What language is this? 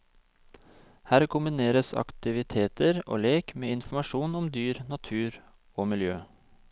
Norwegian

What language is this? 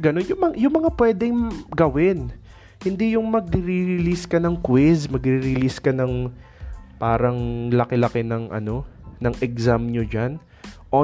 Filipino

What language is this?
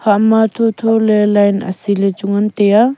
Wancho Naga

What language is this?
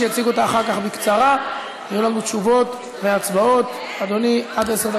Hebrew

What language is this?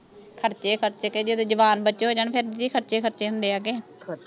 Punjabi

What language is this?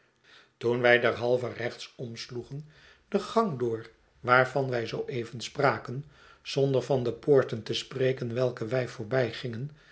Dutch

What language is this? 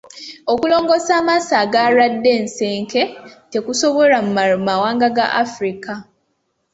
Ganda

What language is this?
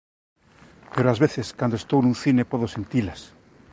Galician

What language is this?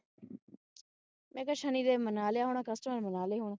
Punjabi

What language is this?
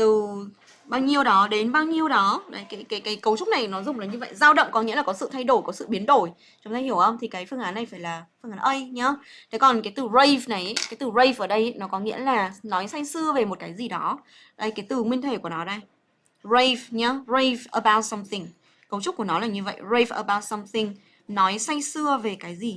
Vietnamese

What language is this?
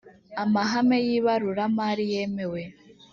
Kinyarwanda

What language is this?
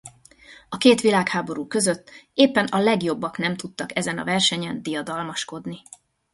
Hungarian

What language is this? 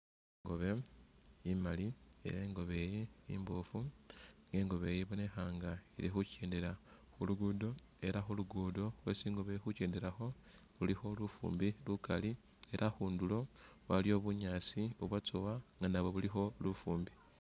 Masaaba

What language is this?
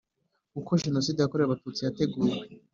Kinyarwanda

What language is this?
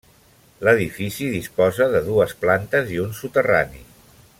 Catalan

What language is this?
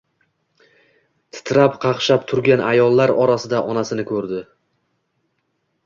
Uzbek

